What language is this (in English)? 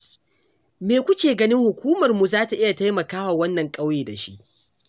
Hausa